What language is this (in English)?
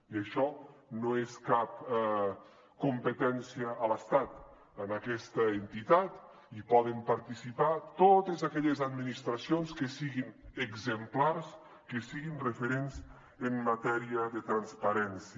Catalan